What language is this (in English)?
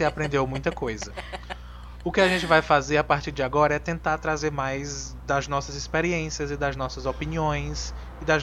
Portuguese